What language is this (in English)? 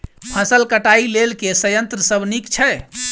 Maithili